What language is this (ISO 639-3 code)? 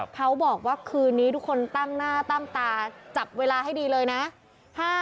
tha